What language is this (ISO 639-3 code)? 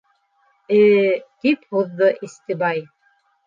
bak